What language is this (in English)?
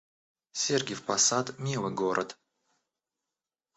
Russian